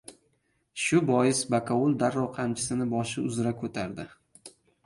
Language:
Uzbek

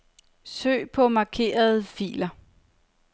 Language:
Danish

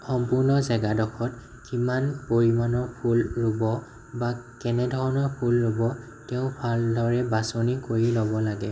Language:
Assamese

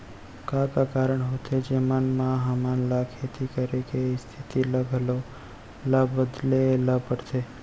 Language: Chhattisgarhi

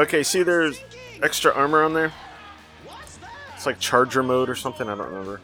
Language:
English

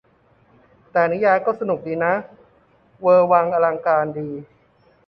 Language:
Thai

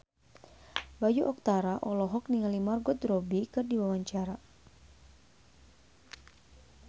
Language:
Sundanese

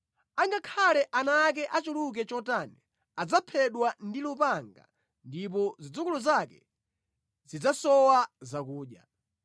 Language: Nyanja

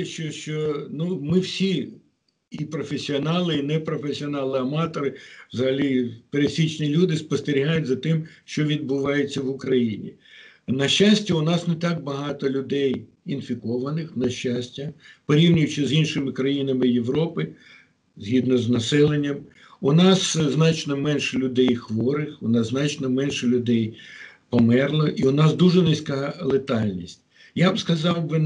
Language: Ukrainian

